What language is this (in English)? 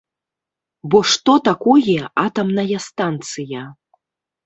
Belarusian